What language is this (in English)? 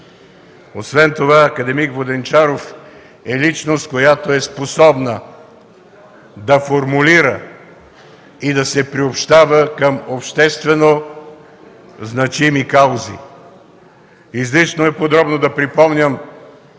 Bulgarian